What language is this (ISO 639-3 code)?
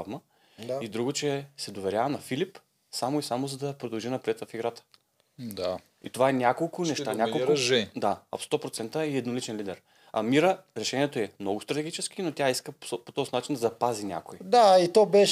bul